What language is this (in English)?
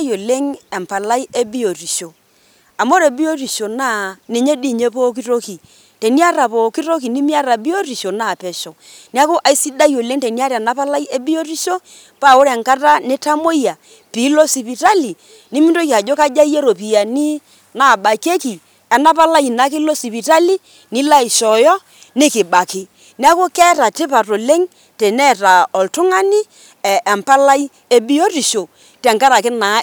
Masai